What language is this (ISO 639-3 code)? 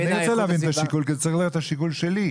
heb